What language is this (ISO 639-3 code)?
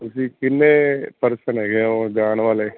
pan